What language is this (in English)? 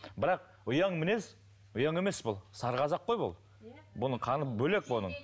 Kazakh